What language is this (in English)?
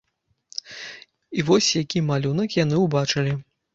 Belarusian